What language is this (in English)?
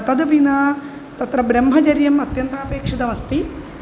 Sanskrit